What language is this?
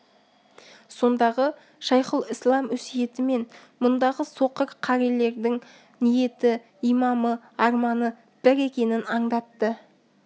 Kazakh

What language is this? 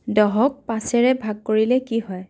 Assamese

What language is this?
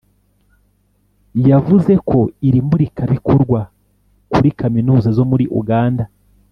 Kinyarwanda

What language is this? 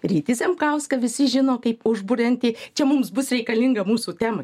Lithuanian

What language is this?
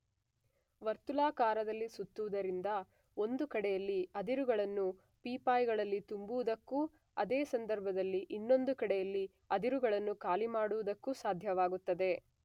Kannada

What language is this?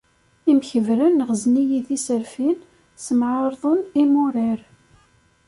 Kabyle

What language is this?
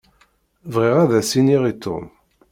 Kabyle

